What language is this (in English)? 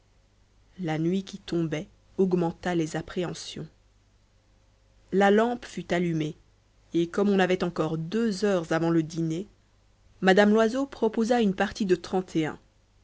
French